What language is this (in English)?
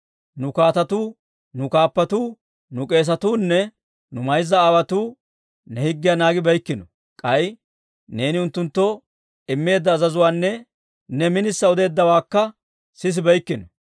Dawro